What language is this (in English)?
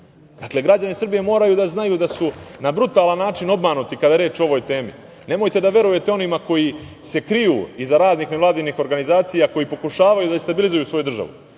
Serbian